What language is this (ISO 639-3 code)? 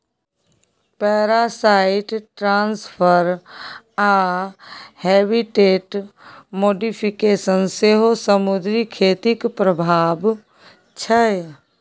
mai